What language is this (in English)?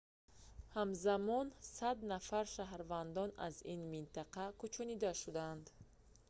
Tajik